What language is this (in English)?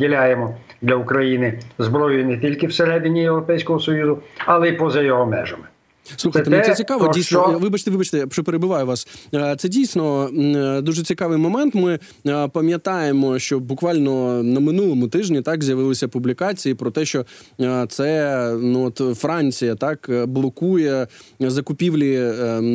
Ukrainian